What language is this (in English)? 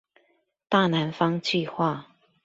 Chinese